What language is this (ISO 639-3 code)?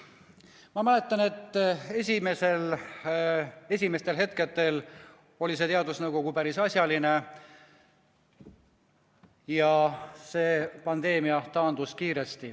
est